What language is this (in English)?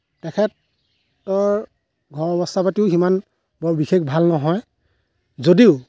Assamese